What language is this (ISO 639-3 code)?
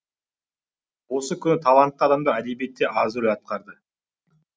kaz